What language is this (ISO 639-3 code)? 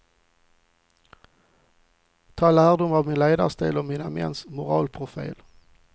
swe